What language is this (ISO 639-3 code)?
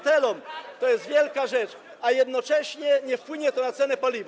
pol